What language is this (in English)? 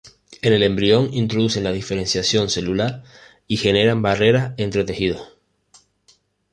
Spanish